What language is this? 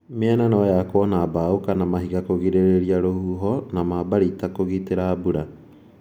Kikuyu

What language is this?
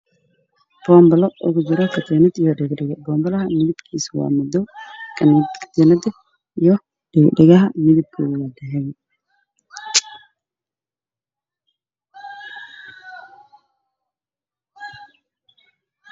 Somali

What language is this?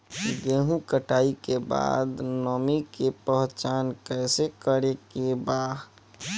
Bhojpuri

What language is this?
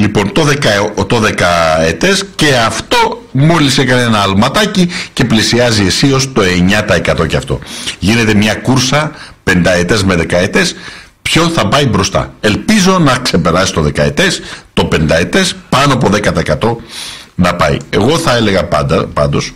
Greek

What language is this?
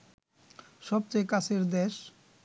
Bangla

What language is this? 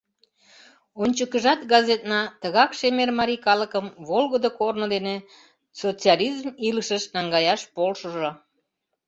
Mari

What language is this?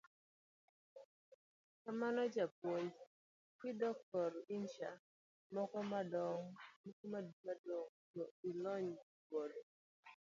Luo (Kenya and Tanzania)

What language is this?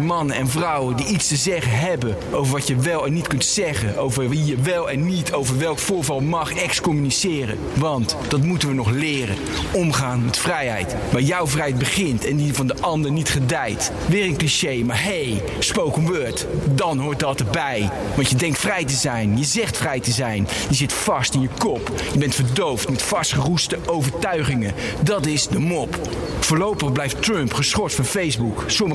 Dutch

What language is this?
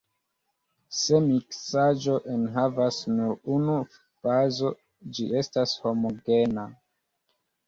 Esperanto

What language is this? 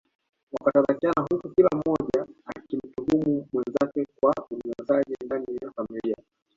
Swahili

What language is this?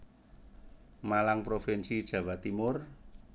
Javanese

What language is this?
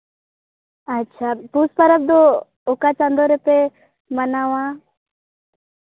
Santali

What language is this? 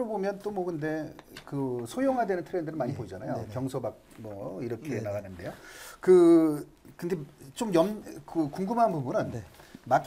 Korean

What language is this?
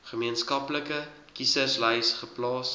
Afrikaans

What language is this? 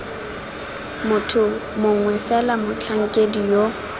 Tswana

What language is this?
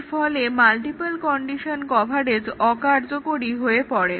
Bangla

